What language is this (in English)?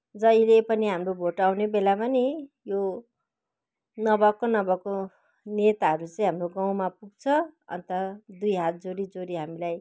Nepali